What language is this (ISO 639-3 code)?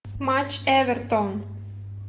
rus